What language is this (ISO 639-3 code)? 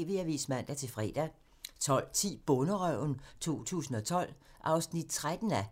dan